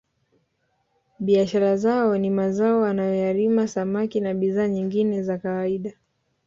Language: Swahili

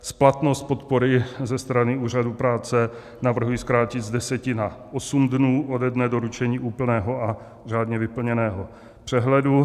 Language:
Czech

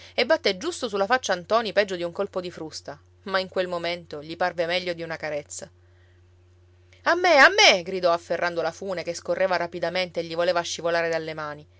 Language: Italian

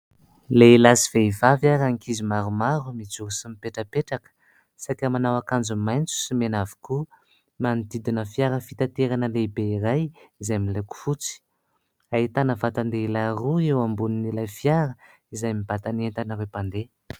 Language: Malagasy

